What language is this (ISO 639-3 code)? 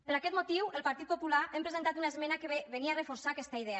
cat